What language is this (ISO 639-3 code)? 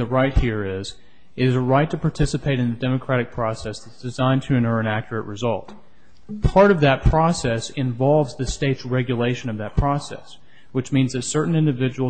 eng